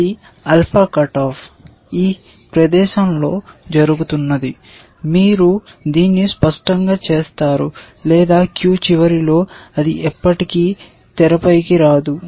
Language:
Telugu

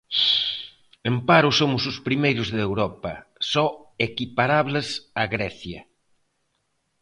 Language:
Galician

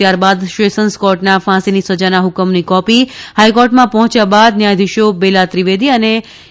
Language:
Gujarati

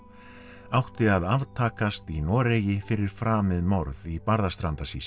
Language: Icelandic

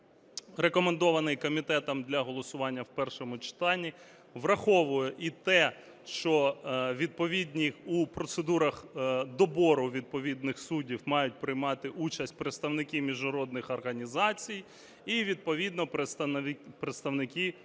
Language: Ukrainian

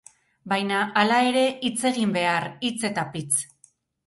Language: Basque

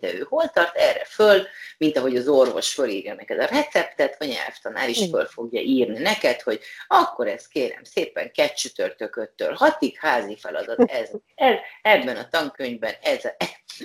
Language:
Hungarian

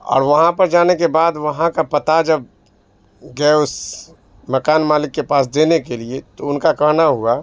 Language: Urdu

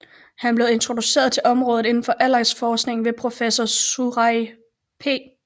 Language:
Danish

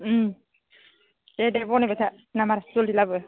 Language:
Bodo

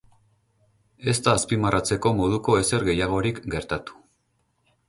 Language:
Basque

